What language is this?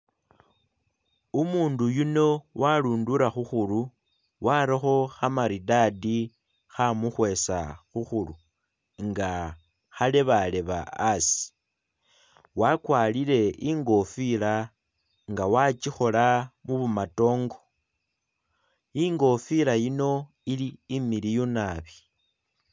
Masaaba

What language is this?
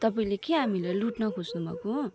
Nepali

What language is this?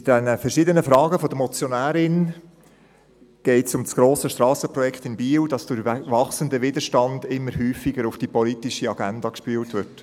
Swiss German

